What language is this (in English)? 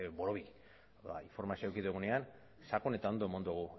Basque